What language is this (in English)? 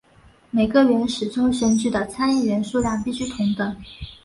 Chinese